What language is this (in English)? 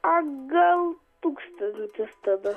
Lithuanian